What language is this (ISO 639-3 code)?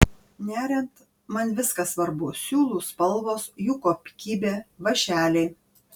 lit